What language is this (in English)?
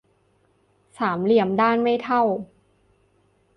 Thai